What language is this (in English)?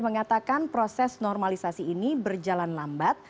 Indonesian